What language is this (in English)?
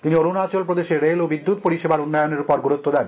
Bangla